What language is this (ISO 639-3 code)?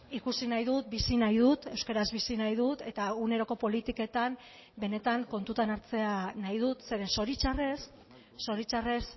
eus